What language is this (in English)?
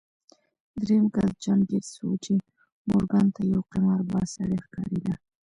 Pashto